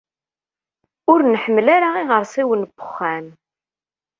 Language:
Kabyle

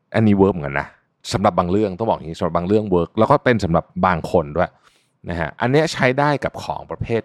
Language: Thai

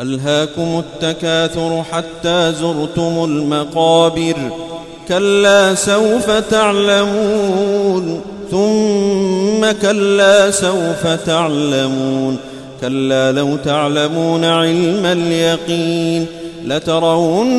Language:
Arabic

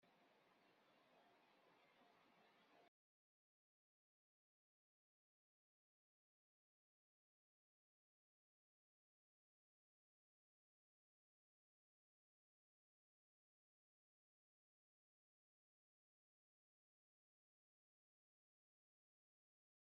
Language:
Kabyle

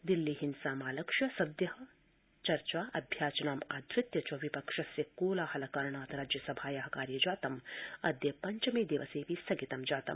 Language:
Sanskrit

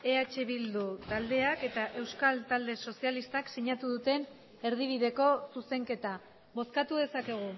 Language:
Basque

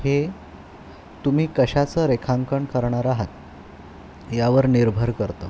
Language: Marathi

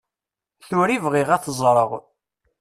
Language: Kabyle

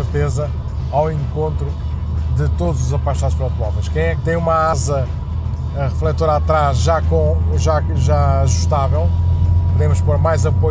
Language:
Portuguese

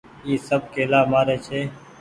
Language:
Goaria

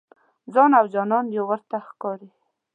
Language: Pashto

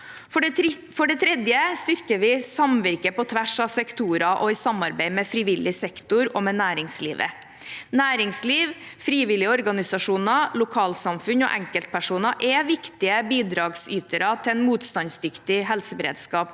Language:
Norwegian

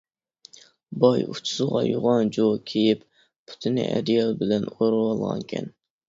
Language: Uyghur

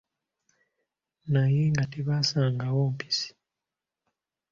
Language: Ganda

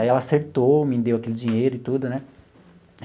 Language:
Portuguese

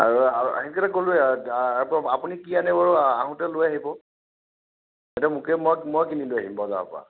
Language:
Assamese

